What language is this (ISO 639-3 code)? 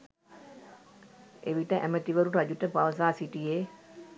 sin